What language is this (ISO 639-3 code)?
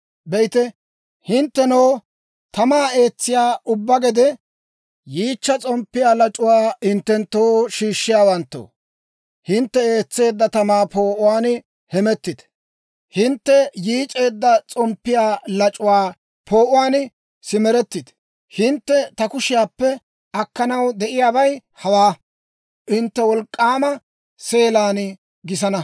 dwr